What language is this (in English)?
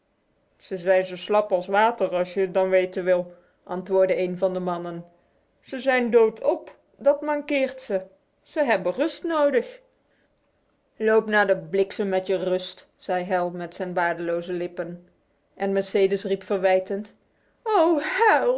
Dutch